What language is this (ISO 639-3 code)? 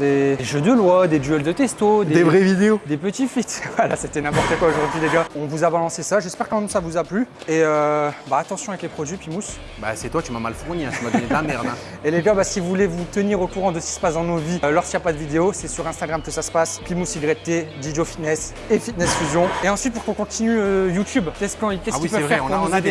fra